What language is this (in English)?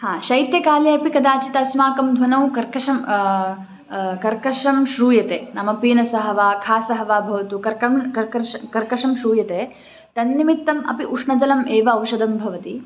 Sanskrit